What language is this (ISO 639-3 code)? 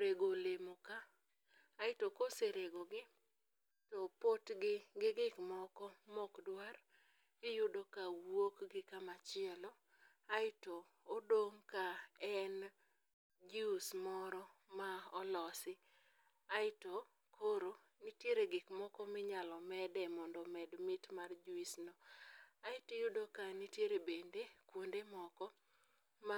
luo